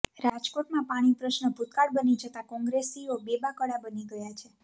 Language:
Gujarati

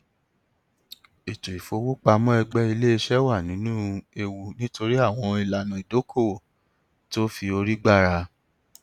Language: Yoruba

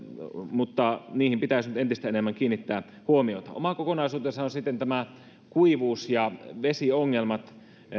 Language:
Finnish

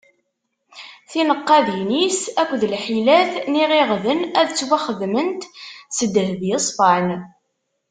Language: Kabyle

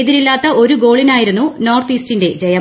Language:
Malayalam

